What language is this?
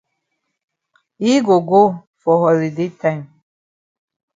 Cameroon Pidgin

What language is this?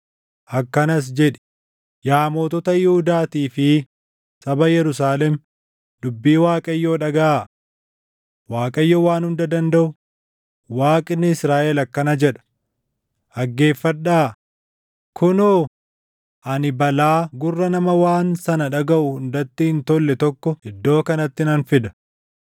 Oromo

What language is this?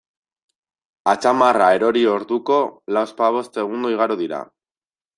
Basque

